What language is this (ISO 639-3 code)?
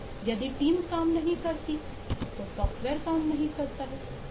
hin